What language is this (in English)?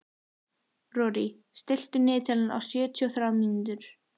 Icelandic